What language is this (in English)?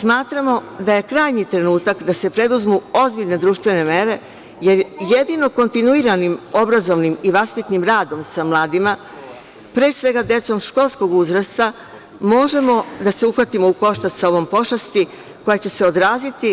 Serbian